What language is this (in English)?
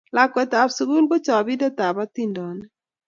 Kalenjin